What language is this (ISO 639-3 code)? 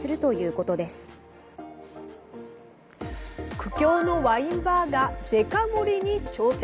jpn